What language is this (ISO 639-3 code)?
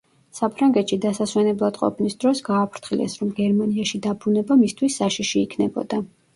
kat